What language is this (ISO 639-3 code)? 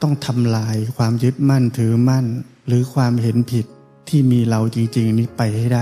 tha